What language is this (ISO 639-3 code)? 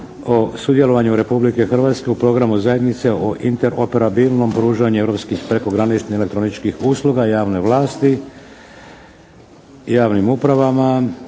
hrv